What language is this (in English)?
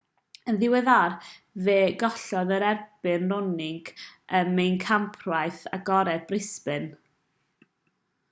Welsh